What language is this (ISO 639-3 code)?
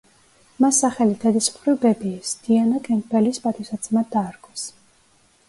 kat